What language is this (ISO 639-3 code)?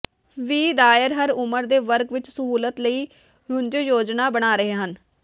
pan